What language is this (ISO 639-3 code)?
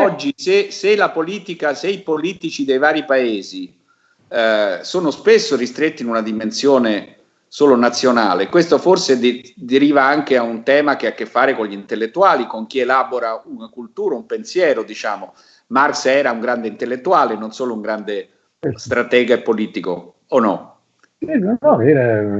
ita